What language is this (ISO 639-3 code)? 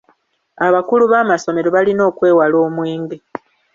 lug